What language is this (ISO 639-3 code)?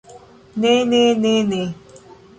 epo